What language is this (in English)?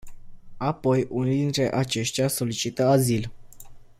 Romanian